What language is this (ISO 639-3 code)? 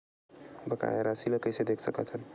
hne